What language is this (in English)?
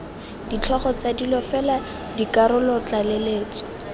Tswana